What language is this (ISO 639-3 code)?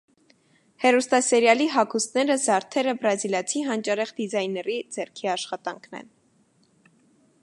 hye